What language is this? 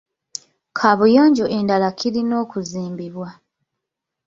Ganda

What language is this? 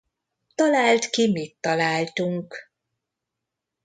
Hungarian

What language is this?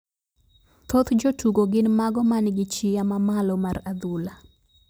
Luo (Kenya and Tanzania)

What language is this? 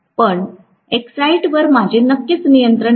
Marathi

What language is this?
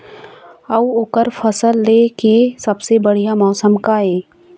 Chhattisgarhi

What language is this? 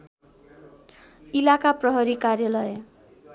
Nepali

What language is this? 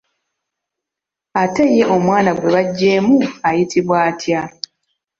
Ganda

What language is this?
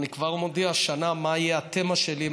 Hebrew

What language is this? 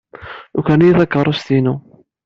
Kabyle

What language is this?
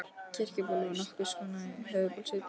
Icelandic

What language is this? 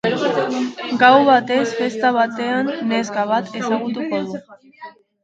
Basque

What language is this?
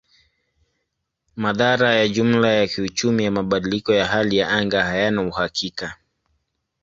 Swahili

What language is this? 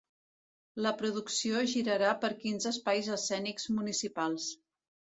Catalan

